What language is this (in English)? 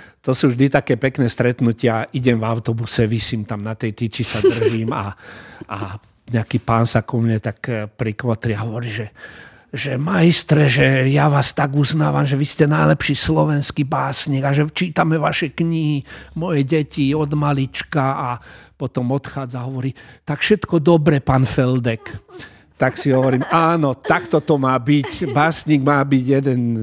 Slovak